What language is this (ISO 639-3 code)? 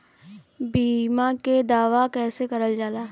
bho